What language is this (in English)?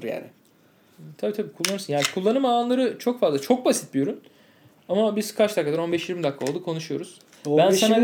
Turkish